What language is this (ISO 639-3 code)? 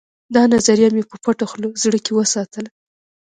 pus